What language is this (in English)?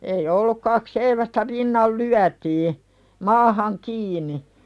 Finnish